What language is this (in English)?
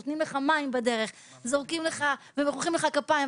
Hebrew